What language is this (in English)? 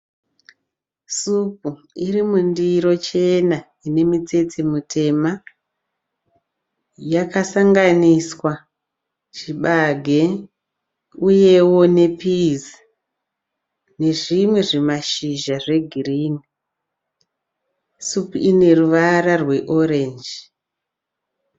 Shona